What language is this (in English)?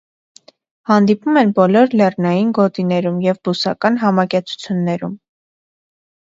Armenian